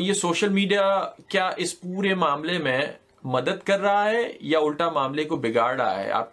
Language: Urdu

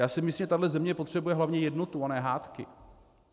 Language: Czech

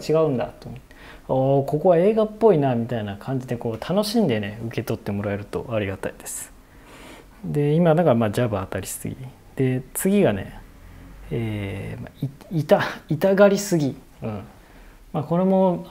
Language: Japanese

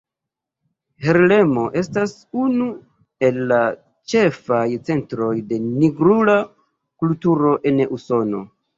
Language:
Esperanto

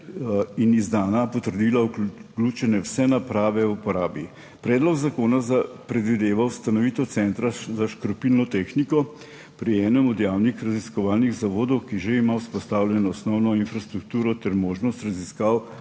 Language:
Slovenian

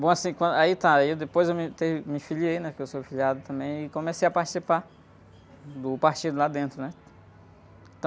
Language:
Portuguese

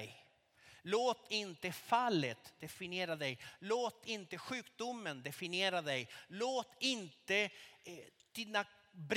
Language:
Swedish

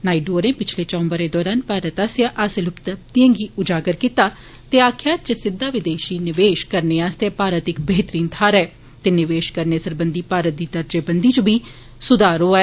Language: Dogri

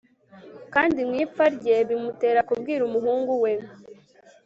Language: Kinyarwanda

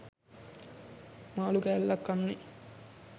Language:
Sinhala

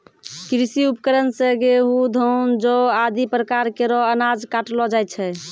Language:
Maithili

